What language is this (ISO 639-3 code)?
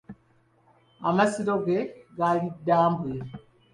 lug